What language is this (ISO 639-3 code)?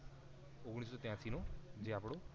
guj